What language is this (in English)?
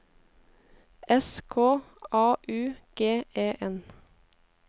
Norwegian